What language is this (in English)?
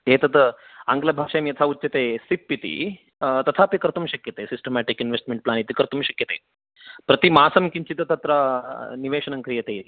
Sanskrit